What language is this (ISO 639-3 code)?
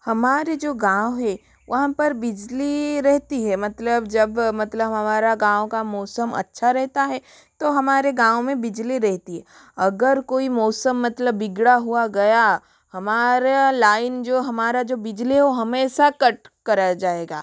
hin